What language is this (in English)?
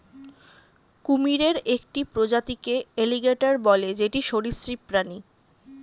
Bangla